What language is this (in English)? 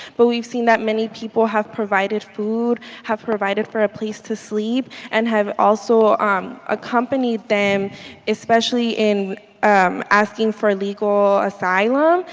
English